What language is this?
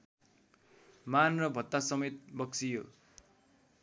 Nepali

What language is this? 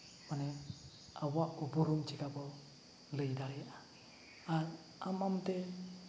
Santali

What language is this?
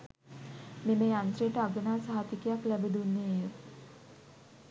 Sinhala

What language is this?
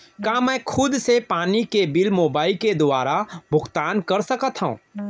Chhattisgarhi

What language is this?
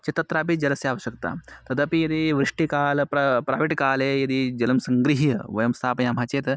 Sanskrit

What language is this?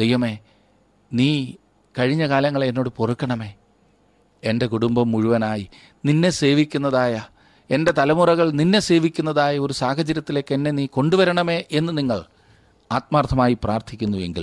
Malayalam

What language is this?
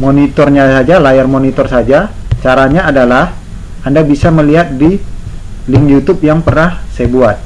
Indonesian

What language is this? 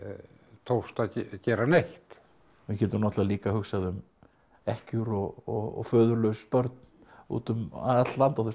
Icelandic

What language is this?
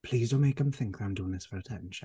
English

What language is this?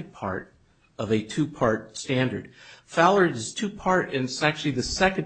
English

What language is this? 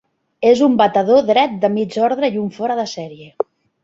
Catalan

